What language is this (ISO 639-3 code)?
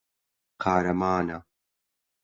ckb